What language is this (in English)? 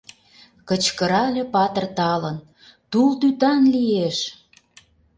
Mari